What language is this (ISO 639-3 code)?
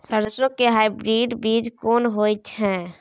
mai